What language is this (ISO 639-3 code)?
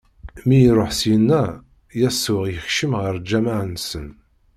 kab